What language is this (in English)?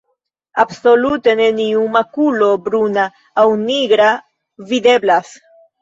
Esperanto